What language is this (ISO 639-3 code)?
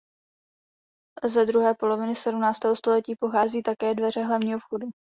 ces